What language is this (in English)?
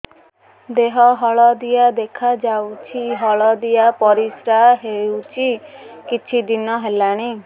Odia